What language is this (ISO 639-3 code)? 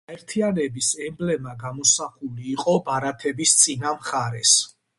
kat